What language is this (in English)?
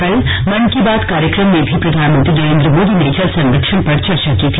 Hindi